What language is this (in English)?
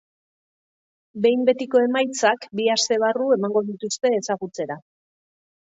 Basque